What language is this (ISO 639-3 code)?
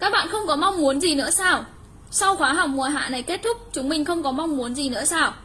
vie